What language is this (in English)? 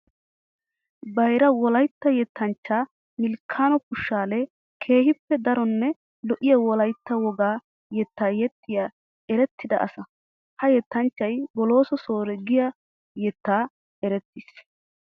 Wolaytta